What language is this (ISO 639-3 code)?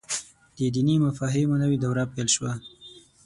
pus